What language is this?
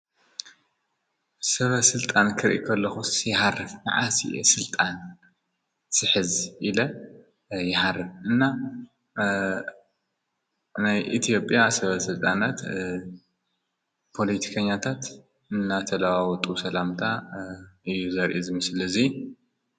Tigrinya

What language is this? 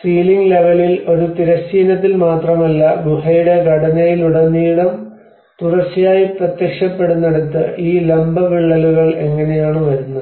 Malayalam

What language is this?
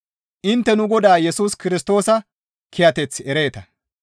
Gamo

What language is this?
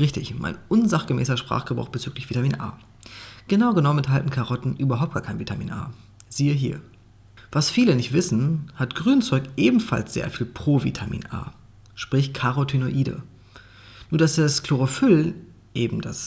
German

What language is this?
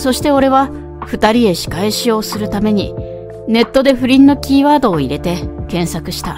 Japanese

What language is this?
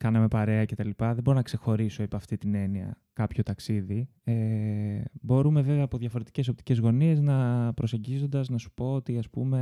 Greek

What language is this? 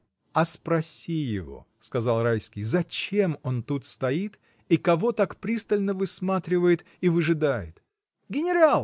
Russian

